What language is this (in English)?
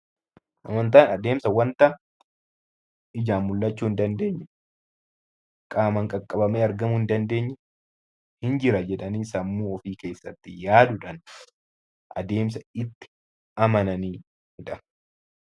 Oromo